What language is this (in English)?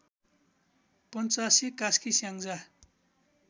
Nepali